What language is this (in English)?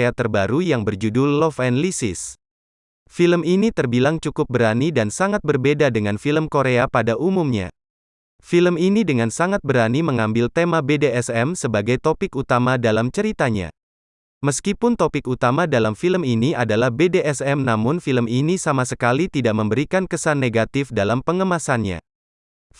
Indonesian